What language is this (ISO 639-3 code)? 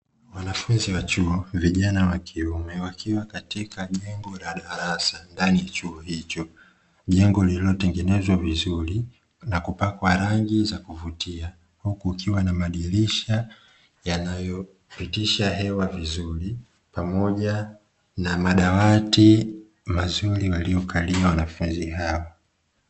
swa